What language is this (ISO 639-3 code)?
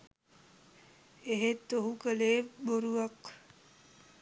sin